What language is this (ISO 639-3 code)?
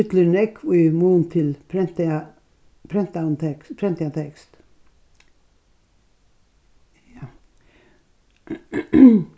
fao